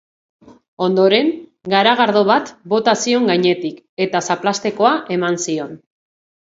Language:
Basque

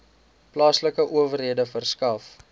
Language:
Afrikaans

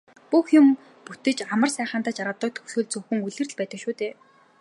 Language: Mongolian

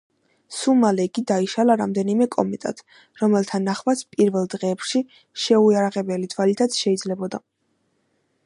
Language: Georgian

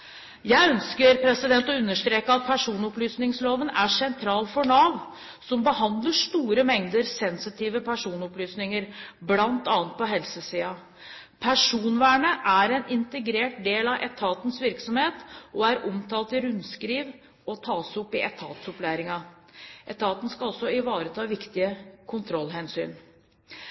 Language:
Norwegian Bokmål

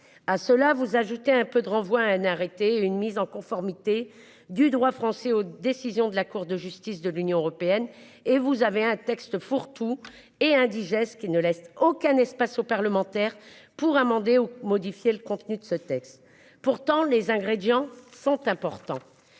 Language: French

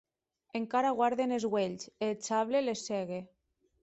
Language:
Occitan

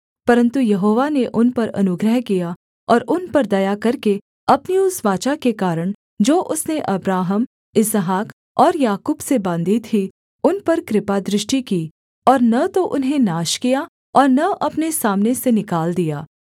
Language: Hindi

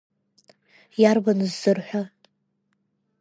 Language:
Abkhazian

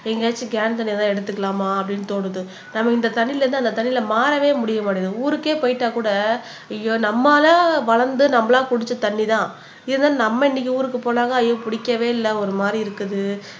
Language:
Tamil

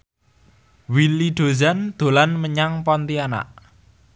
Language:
Javanese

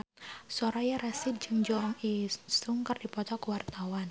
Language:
Sundanese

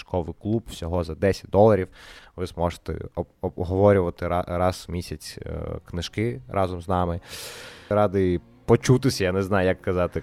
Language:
Ukrainian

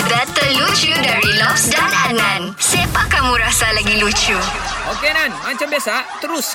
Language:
Malay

